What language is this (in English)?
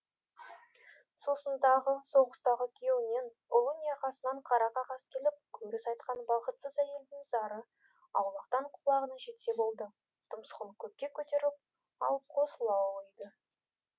Kazakh